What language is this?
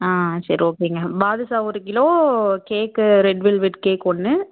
Tamil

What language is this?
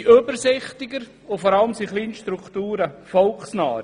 Swiss German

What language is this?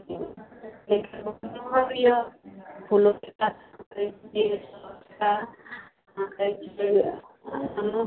Maithili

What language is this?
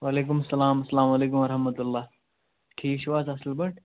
Kashmiri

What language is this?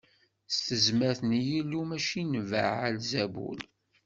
Kabyle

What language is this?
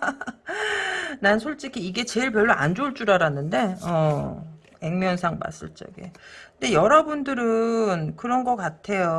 Korean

